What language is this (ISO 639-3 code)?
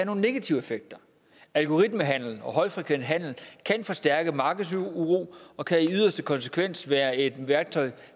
dan